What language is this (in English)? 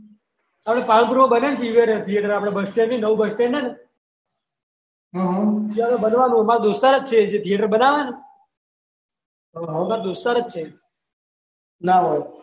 Gujarati